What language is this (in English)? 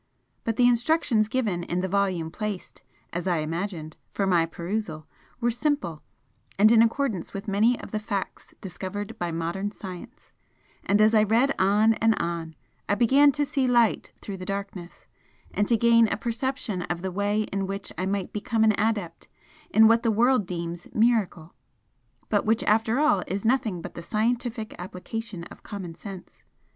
English